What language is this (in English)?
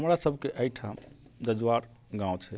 Maithili